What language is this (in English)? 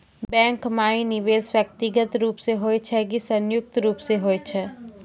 Maithili